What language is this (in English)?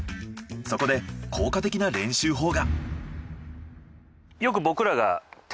Japanese